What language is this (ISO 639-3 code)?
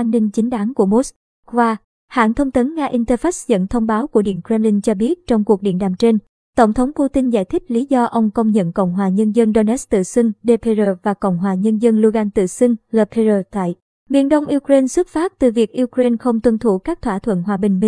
vie